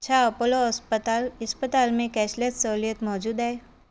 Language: Sindhi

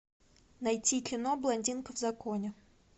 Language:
Russian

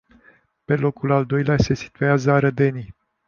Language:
Romanian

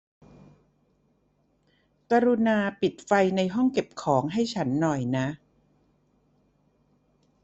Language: Thai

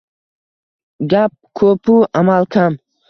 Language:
Uzbek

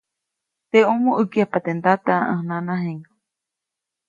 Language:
Copainalá Zoque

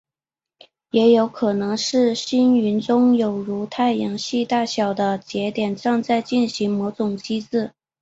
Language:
Chinese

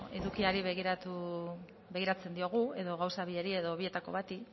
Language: Basque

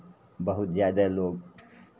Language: Maithili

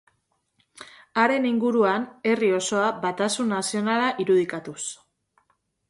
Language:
Basque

